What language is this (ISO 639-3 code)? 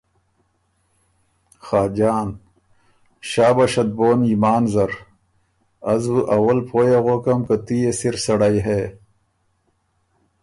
oru